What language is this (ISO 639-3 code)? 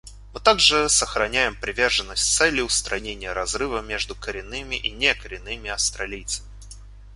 rus